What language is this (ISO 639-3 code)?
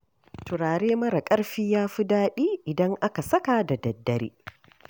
hau